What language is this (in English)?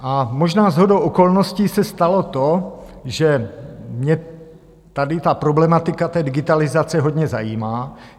Czech